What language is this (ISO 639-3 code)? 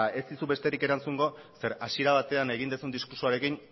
eus